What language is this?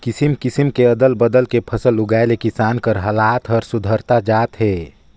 Chhattisgarhi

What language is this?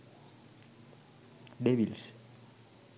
Sinhala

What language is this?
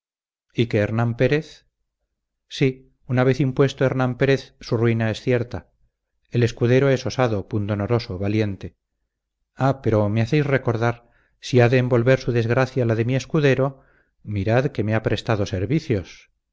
Spanish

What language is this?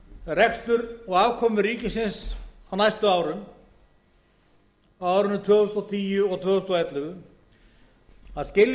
Icelandic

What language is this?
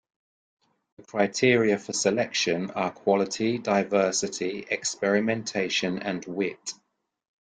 English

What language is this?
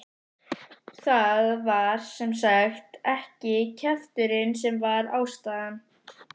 Icelandic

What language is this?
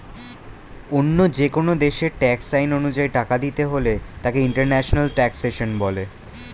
Bangla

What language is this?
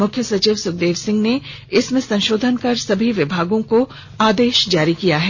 Hindi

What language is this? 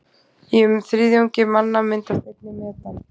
Icelandic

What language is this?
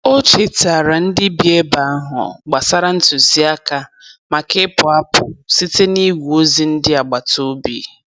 Igbo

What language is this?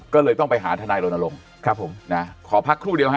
Thai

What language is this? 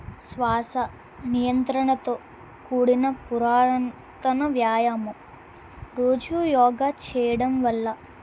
Telugu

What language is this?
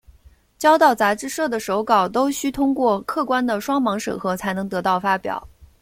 Chinese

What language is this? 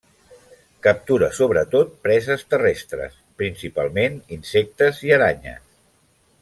Catalan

